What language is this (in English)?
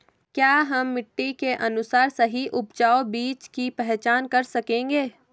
Hindi